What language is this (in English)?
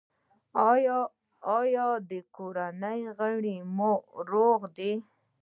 Pashto